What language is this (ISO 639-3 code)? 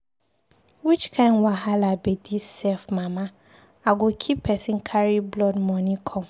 pcm